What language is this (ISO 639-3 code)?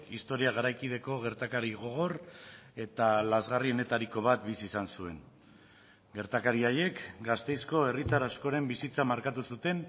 eus